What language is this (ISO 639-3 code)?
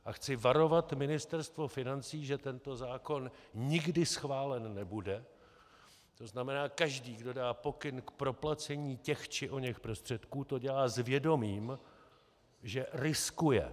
ces